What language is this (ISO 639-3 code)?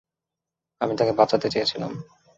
ben